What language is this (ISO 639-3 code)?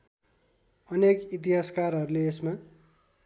nep